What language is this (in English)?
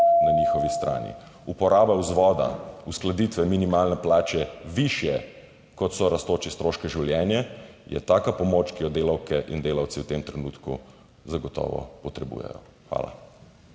Slovenian